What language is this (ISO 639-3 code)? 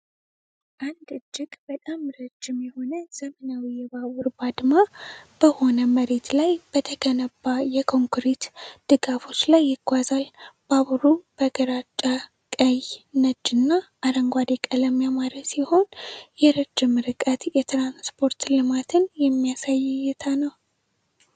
amh